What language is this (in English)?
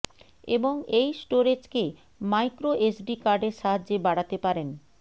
Bangla